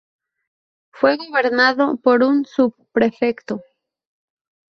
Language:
Spanish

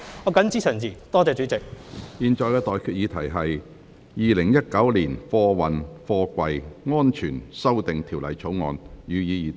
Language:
Cantonese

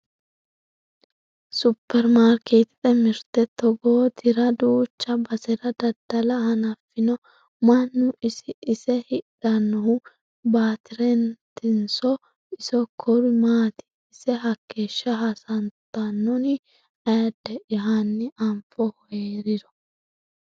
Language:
Sidamo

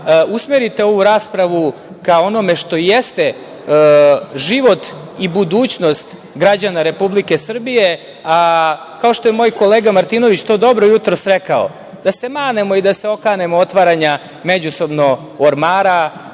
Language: Serbian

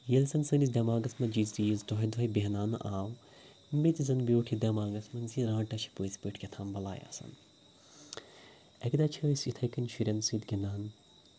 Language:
Kashmiri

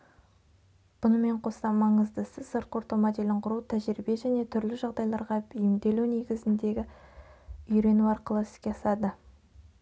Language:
Kazakh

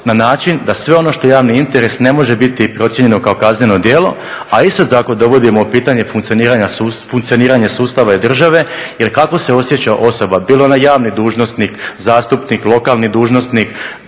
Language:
Croatian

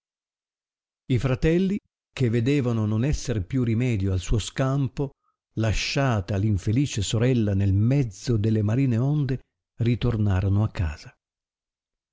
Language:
Italian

